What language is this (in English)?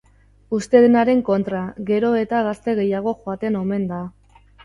Basque